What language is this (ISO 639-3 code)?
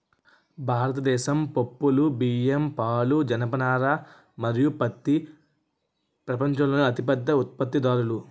tel